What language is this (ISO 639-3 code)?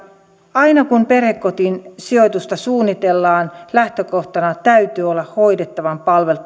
fin